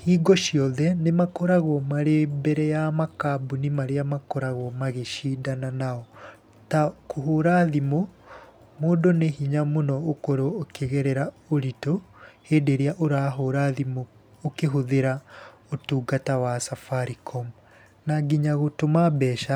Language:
Kikuyu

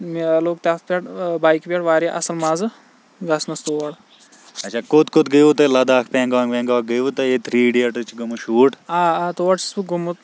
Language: Kashmiri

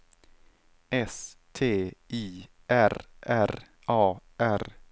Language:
Swedish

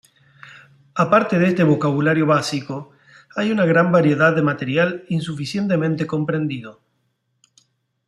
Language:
Spanish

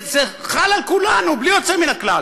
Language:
Hebrew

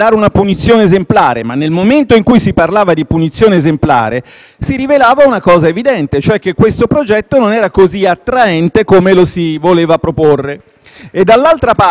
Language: Italian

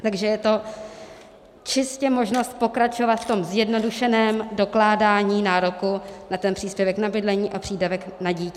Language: Czech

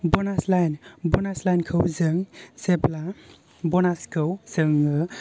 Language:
Bodo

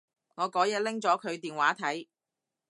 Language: Cantonese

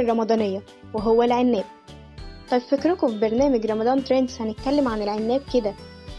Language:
Arabic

